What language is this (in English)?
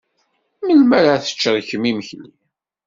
Kabyle